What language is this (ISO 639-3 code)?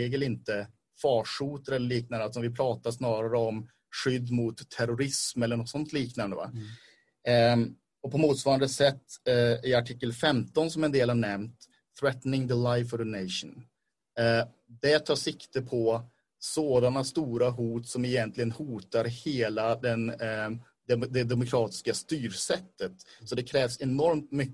swe